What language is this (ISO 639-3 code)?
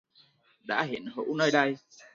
vie